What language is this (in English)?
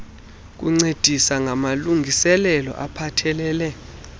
Xhosa